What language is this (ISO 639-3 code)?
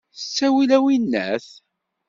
kab